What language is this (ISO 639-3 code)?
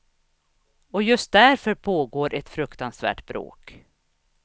swe